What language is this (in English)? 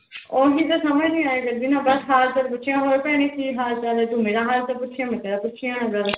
Punjabi